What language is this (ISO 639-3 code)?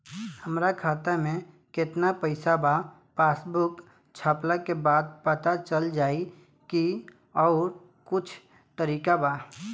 bho